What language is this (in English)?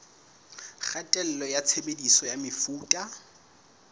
Southern Sotho